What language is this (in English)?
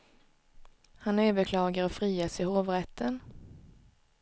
Swedish